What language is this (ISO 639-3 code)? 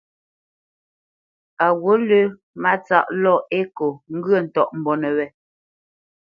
bce